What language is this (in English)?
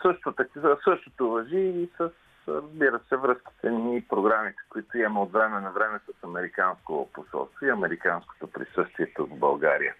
Bulgarian